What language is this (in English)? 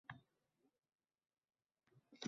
Uzbek